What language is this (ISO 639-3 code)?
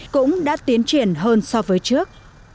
vie